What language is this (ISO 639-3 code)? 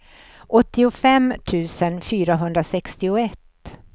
swe